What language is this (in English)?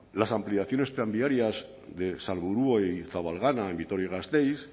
Spanish